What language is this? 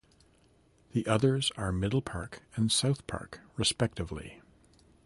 English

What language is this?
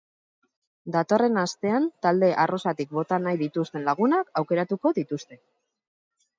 Basque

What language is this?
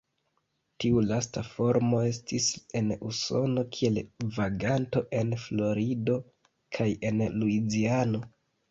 Esperanto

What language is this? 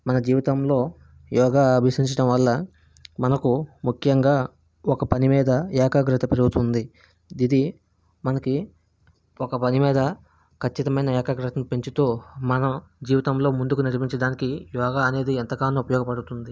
Telugu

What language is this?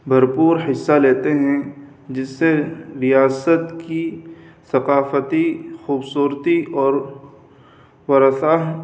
Urdu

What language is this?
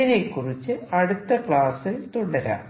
Malayalam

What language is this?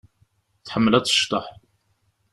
Kabyle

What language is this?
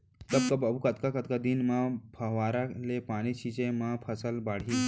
Chhattisgarhi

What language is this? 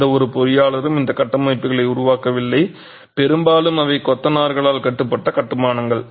Tamil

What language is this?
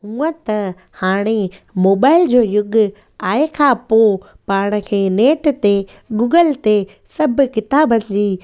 Sindhi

